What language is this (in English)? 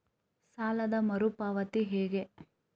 Kannada